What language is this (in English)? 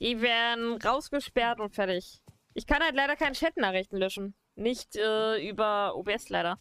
German